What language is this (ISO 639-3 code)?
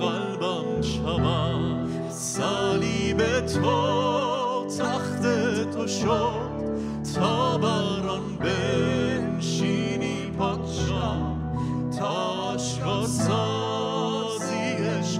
fas